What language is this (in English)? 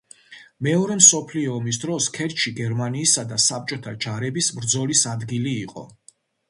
Georgian